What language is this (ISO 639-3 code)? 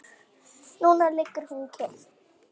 isl